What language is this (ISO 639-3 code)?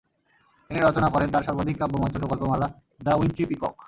ben